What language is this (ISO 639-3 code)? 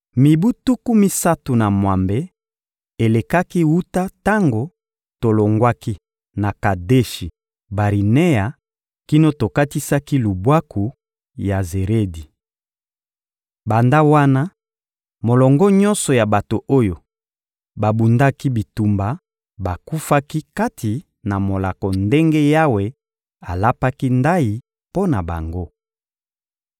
lin